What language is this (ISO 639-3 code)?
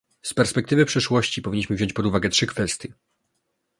pol